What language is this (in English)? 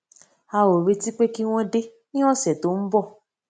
Yoruba